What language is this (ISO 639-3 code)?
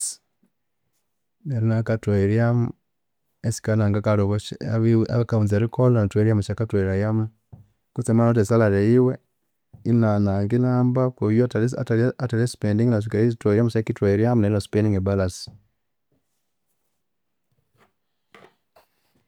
koo